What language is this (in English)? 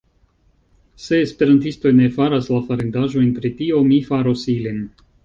Esperanto